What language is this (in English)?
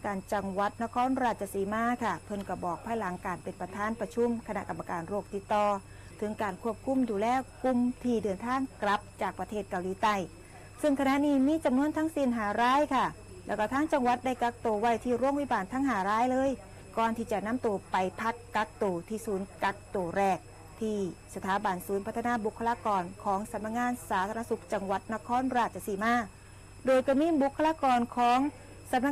Thai